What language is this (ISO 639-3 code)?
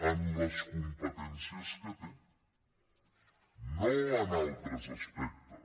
cat